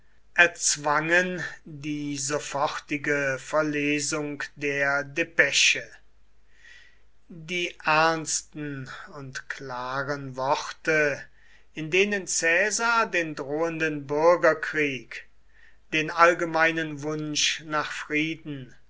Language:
German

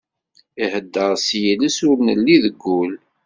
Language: Kabyle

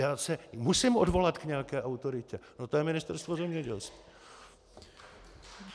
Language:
Czech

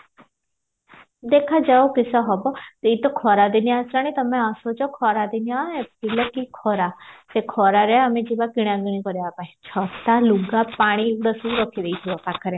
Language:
Odia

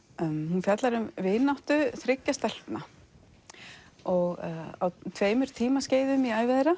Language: Icelandic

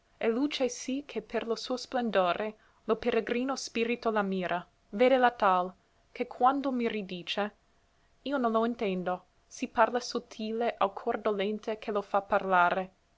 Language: Italian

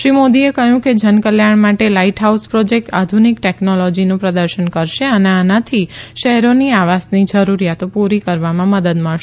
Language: Gujarati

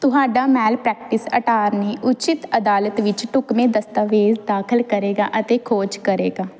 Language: Punjabi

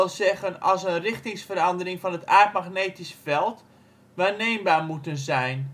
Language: Dutch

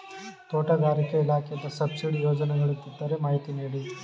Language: Kannada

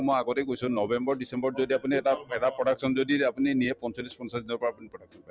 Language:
Assamese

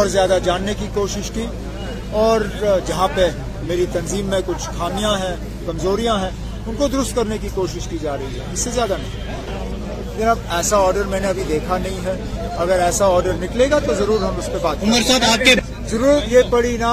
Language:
Urdu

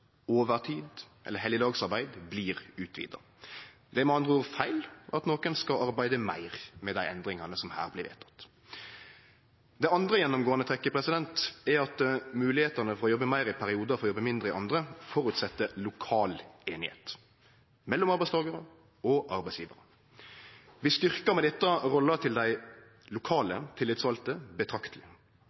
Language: Norwegian Nynorsk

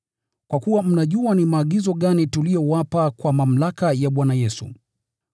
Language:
Swahili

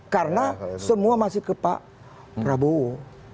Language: Indonesian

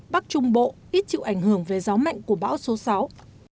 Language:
Vietnamese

